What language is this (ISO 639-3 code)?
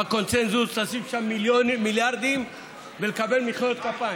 heb